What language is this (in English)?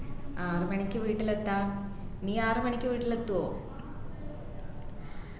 Malayalam